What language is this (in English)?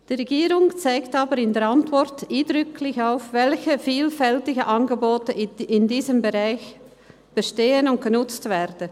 Swiss German